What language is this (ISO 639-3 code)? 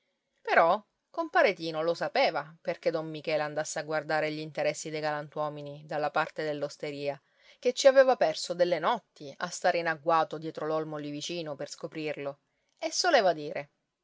ita